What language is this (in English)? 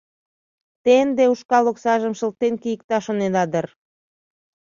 Mari